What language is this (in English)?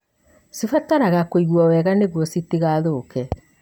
Kikuyu